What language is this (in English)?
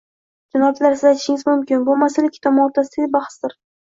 Uzbek